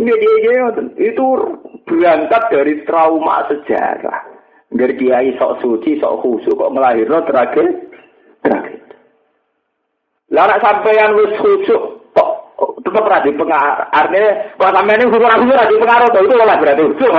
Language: Indonesian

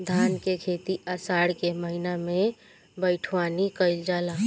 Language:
Bhojpuri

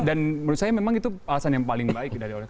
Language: Indonesian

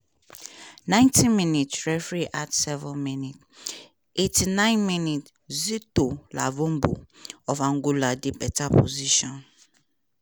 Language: Nigerian Pidgin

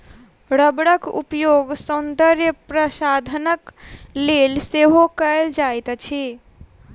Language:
Maithili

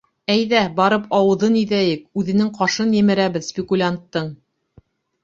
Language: Bashkir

